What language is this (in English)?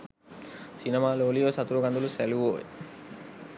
Sinhala